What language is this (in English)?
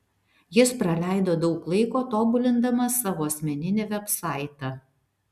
Lithuanian